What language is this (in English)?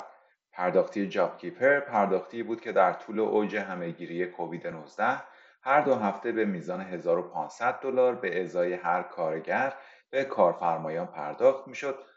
Persian